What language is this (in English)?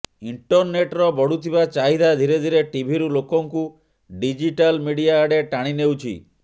Odia